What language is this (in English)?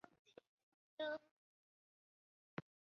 Chinese